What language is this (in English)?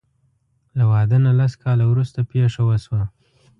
Pashto